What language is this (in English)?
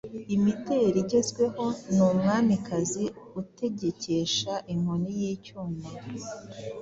Kinyarwanda